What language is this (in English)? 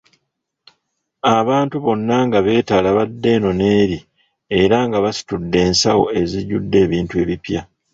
Ganda